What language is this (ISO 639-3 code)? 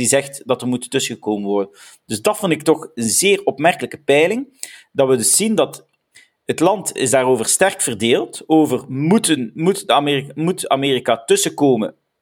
nld